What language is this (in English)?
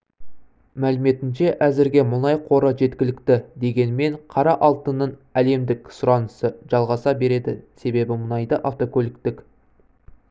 Kazakh